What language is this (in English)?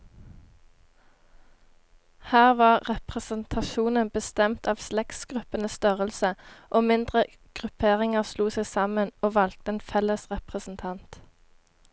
Norwegian